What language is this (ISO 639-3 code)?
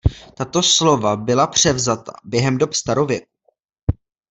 ces